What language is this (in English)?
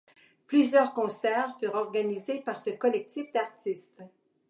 French